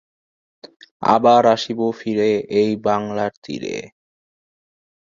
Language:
Bangla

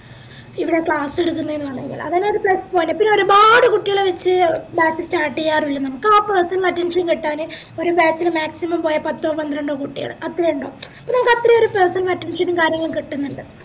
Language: Malayalam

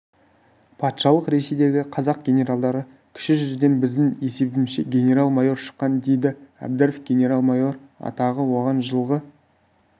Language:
Kazakh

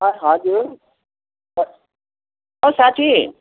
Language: Nepali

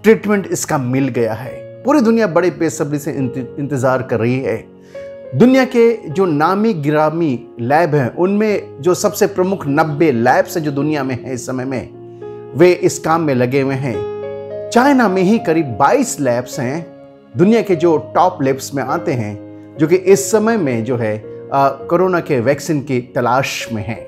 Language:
Hindi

